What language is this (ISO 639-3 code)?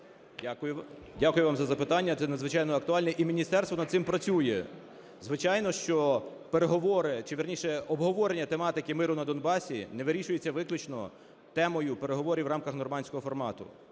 ukr